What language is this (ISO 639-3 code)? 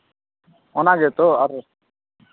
sat